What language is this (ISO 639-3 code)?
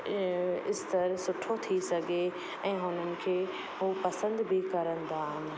snd